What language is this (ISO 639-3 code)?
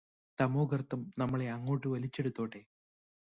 mal